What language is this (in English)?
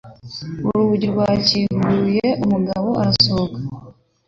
Kinyarwanda